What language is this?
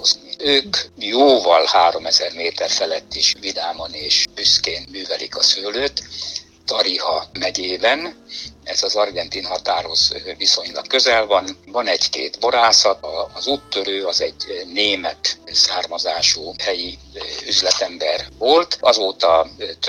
Hungarian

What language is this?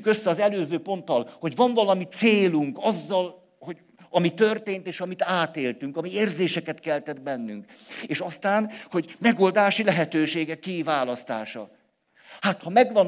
Hungarian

